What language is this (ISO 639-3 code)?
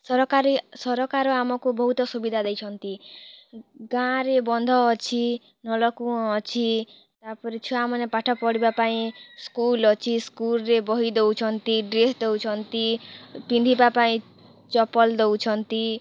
ori